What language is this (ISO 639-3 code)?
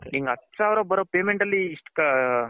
kan